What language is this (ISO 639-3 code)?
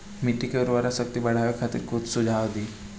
bho